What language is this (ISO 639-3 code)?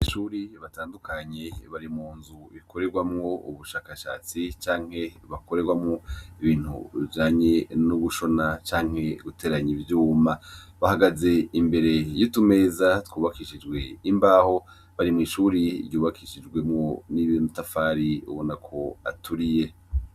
run